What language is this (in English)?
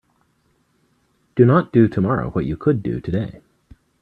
English